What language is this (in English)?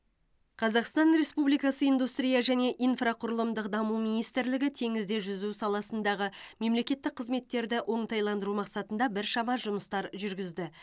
Kazakh